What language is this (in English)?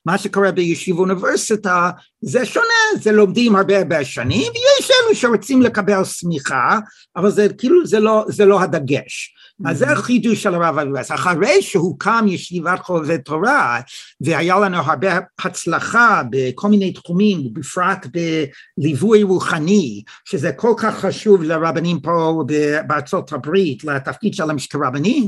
Hebrew